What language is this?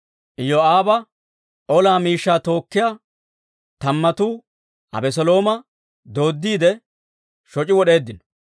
Dawro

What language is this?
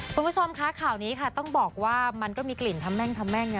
Thai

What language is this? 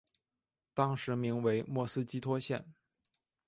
Chinese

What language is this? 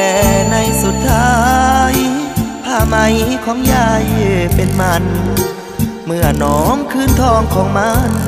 Thai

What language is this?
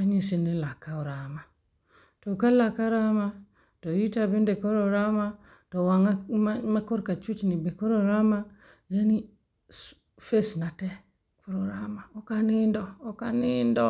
Luo (Kenya and Tanzania)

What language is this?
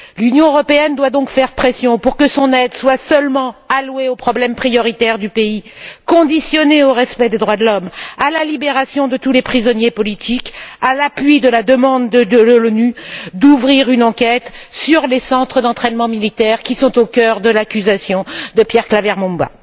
French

